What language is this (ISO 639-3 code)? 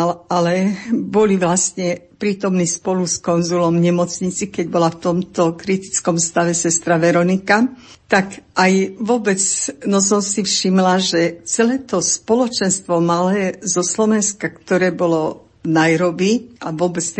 slk